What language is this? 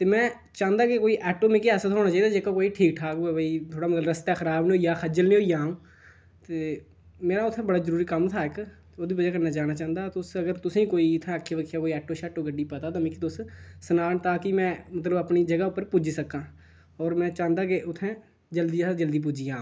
Dogri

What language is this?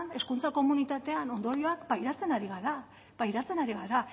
Basque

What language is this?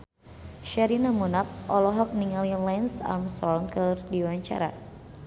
Sundanese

